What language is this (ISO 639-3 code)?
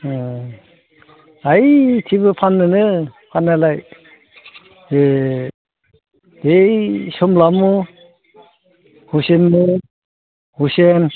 brx